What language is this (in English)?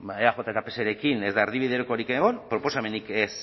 Basque